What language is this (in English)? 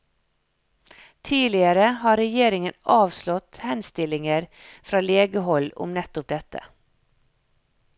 Norwegian